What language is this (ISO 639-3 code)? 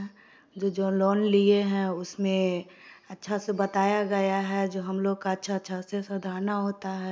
hin